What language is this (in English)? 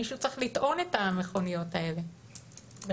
Hebrew